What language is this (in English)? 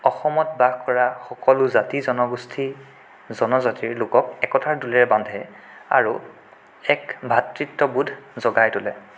Assamese